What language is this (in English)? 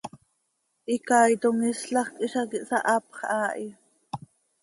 Seri